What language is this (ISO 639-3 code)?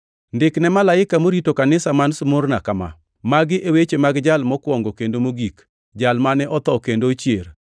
luo